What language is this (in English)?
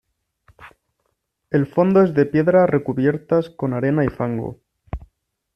Spanish